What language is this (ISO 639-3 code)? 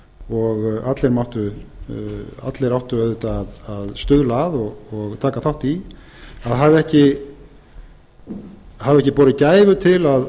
isl